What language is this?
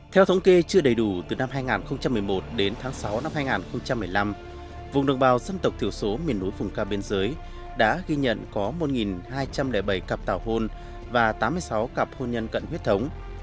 Vietnamese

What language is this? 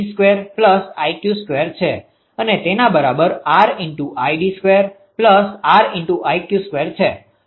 Gujarati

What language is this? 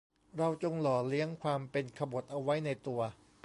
Thai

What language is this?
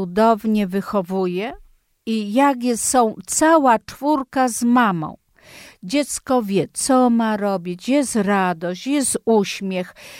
Polish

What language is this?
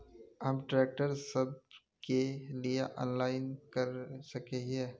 Magahi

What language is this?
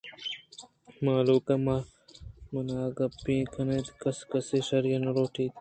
Eastern Balochi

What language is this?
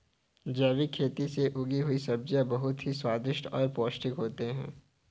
Hindi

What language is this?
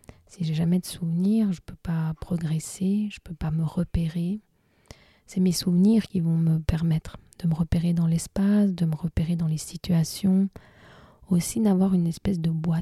French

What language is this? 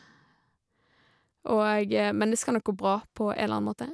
Norwegian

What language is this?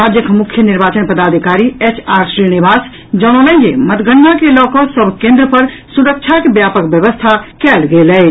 Maithili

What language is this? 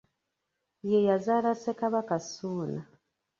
Ganda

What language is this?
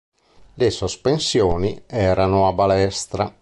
Italian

